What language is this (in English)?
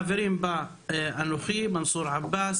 Hebrew